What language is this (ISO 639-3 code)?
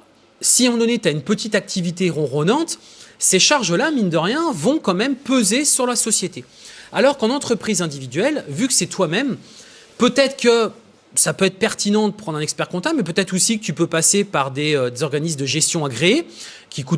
fra